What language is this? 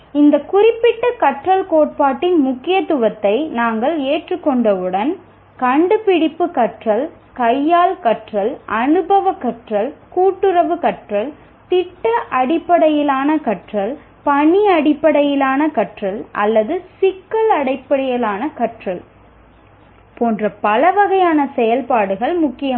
Tamil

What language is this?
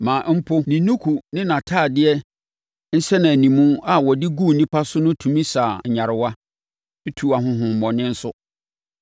Akan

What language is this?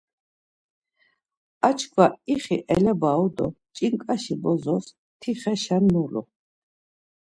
Laz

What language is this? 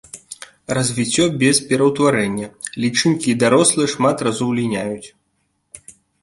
Belarusian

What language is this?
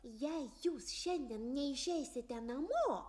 Lithuanian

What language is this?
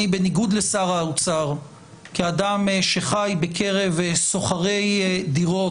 Hebrew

